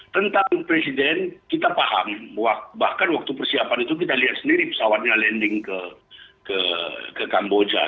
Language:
Indonesian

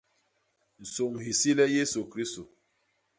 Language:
Basaa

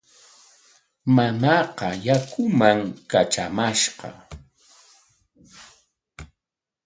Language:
Corongo Ancash Quechua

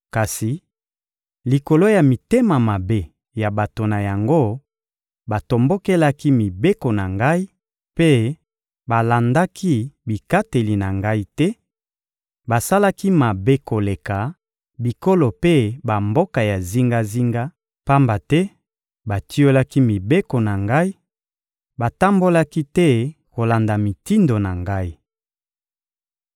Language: Lingala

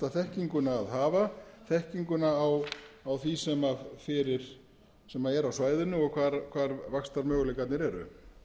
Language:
Icelandic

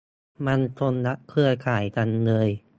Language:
Thai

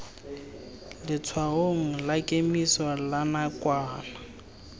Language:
Tswana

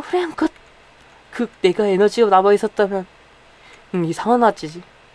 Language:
Korean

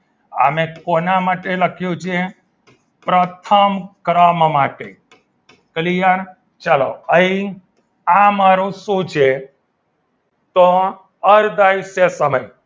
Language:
Gujarati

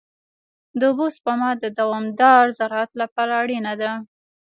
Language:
Pashto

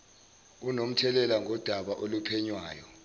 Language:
Zulu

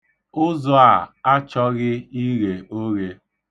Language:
Igbo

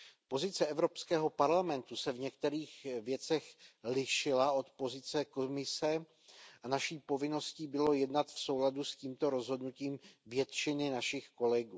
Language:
Czech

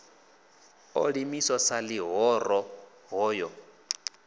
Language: Venda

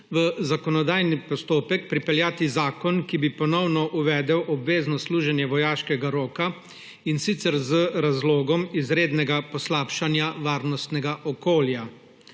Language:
Slovenian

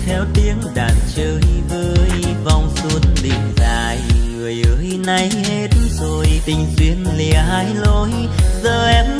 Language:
Vietnamese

